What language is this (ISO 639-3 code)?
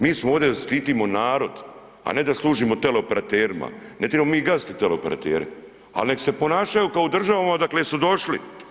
hrv